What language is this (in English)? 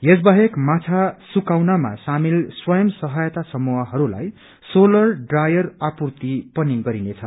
Nepali